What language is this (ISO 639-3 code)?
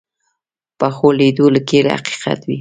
pus